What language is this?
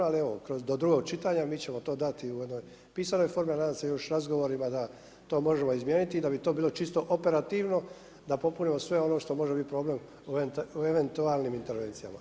Croatian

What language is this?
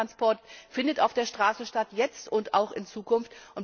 German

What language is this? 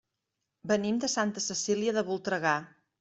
Catalan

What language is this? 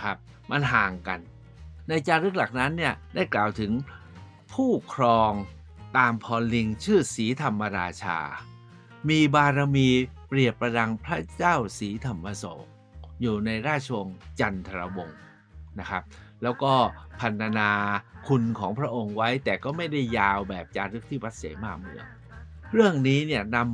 Thai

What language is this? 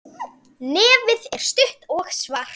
Icelandic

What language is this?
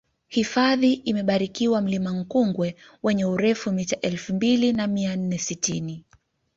Swahili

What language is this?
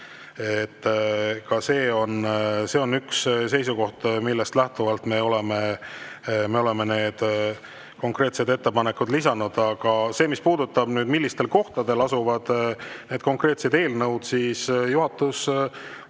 Estonian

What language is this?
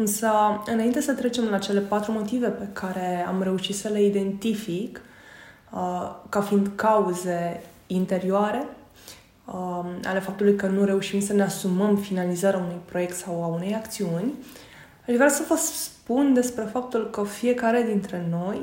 Romanian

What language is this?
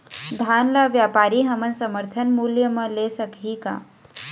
Chhattisgarhi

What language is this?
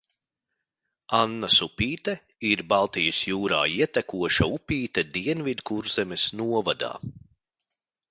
Latvian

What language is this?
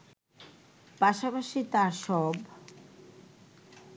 Bangla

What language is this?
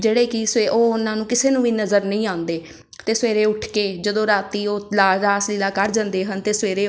Punjabi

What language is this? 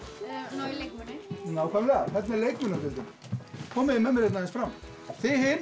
Icelandic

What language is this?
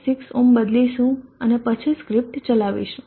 Gujarati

